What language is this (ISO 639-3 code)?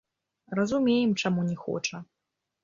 bel